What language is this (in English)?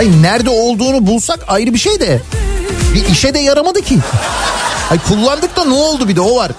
Turkish